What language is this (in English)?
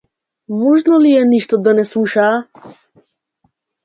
Macedonian